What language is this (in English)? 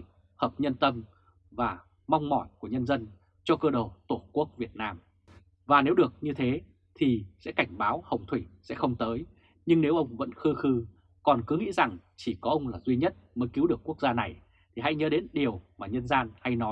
Vietnamese